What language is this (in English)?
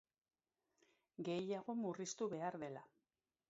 Basque